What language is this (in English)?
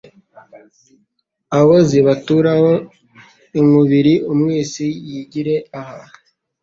Kinyarwanda